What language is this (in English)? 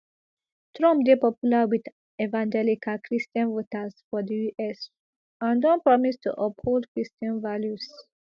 Nigerian Pidgin